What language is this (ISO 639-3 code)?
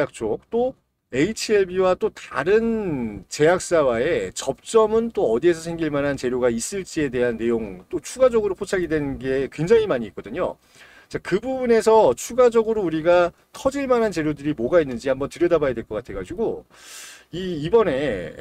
kor